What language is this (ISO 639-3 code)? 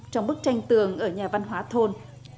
vie